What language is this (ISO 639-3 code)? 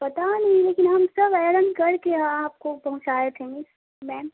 urd